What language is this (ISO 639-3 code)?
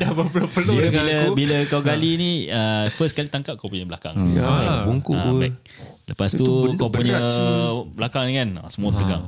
msa